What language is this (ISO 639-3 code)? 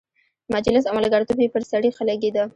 pus